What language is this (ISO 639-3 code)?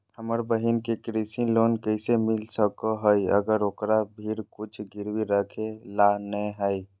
mag